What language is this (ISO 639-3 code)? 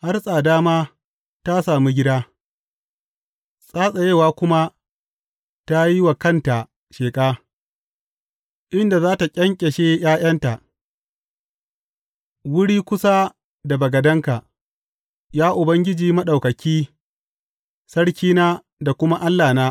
hau